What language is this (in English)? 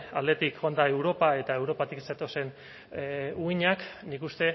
Basque